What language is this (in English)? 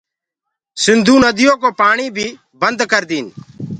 Gurgula